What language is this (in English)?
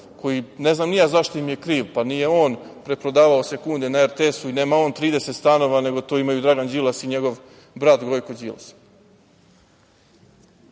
Serbian